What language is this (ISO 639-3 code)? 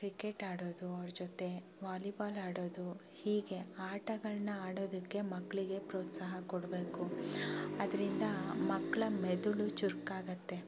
kan